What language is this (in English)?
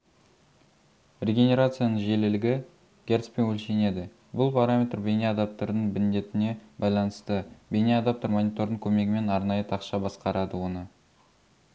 Kazakh